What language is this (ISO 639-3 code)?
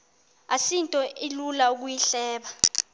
xho